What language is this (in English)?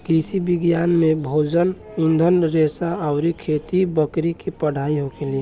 Bhojpuri